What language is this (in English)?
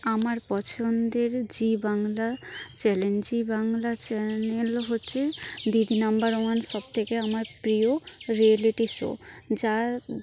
Bangla